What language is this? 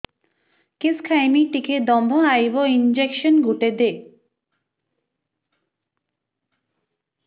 Odia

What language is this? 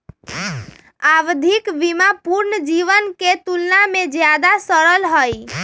Magahi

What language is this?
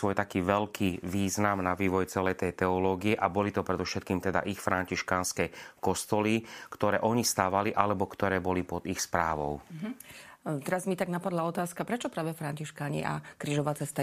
Slovak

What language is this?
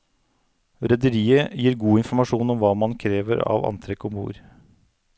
Norwegian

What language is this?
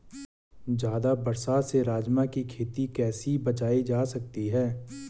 Hindi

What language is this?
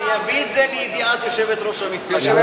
Hebrew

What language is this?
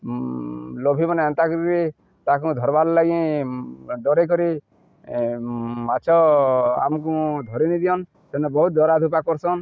Odia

